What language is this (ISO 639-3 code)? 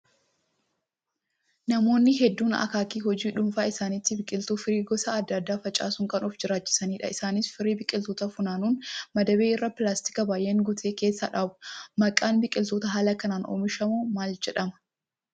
orm